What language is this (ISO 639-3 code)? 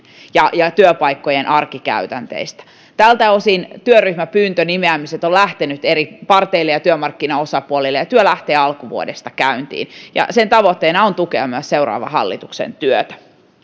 fin